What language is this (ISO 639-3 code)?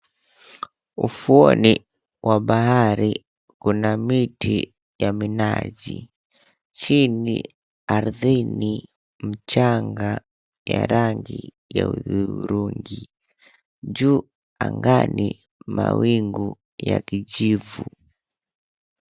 swa